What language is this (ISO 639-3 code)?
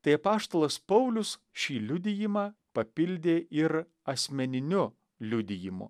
lit